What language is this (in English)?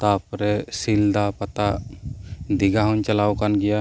Santali